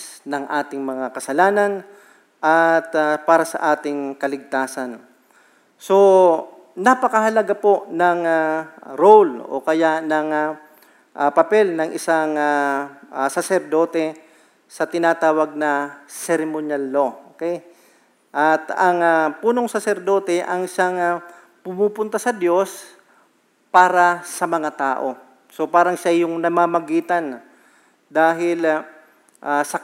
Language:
Filipino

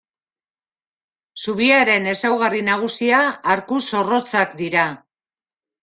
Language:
Basque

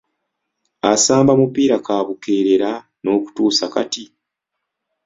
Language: Ganda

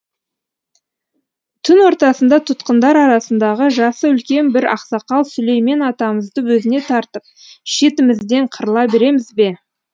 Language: Kazakh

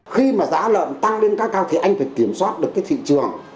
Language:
Vietnamese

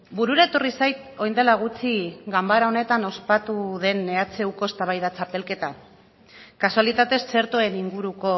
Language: Basque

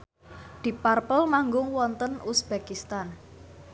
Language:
Javanese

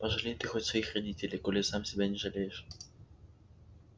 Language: Russian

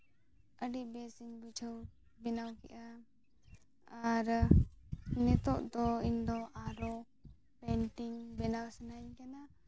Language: Santali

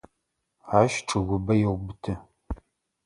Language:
Adyghe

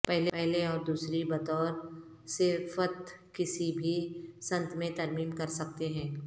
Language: Urdu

